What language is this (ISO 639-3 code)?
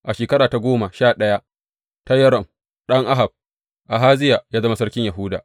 hau